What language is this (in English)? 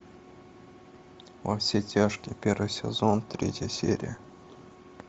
Russian